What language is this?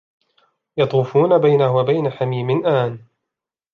Arabic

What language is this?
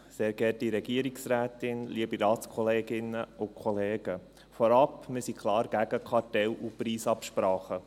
Swiss German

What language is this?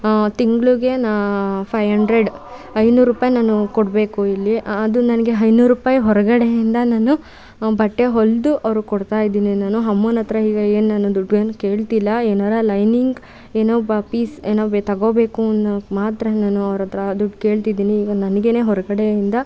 Kannada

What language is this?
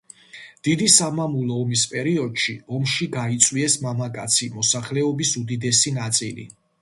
Georgian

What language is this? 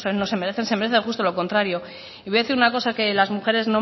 Spanish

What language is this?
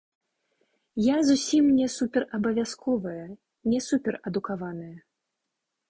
Belarusian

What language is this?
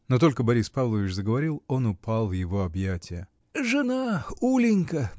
Russian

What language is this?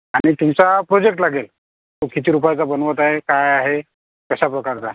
Marathi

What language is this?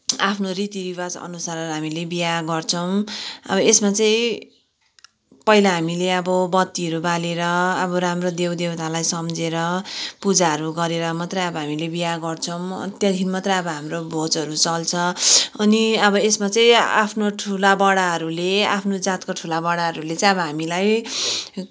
Nepali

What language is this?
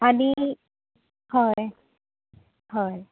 Konkani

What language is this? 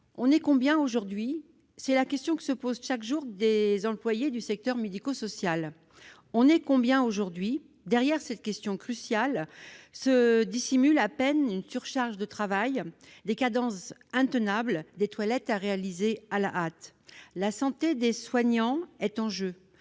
French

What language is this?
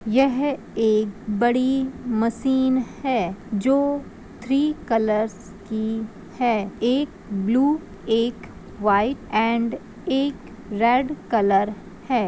Magahi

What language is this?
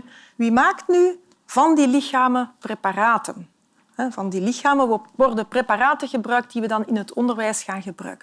Dutch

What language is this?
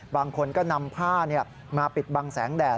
Thai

